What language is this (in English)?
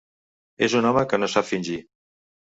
Catalan